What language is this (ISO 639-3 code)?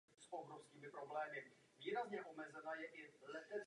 ces